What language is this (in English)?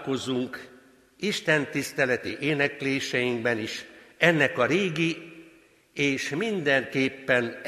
Hungarian